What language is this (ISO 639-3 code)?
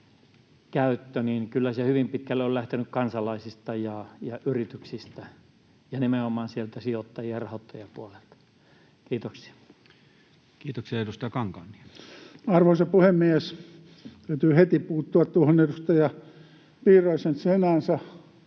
fin